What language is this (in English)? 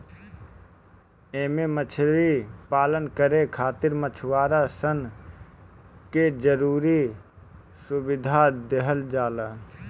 Bhojpuri